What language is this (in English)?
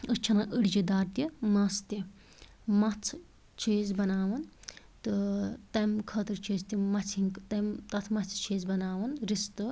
Kashmiri